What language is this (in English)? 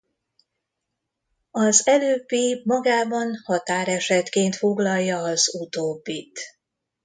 Hungarian